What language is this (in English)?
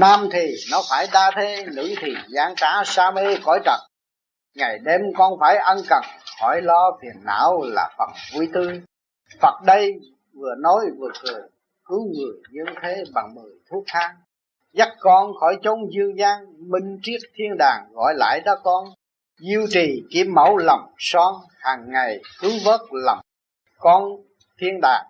Vietnamese